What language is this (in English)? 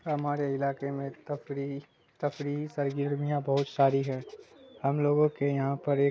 Urdu